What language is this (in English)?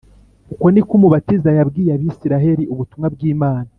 Kinyarwanda